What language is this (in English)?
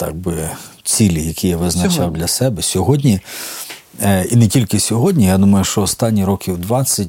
Ukrainian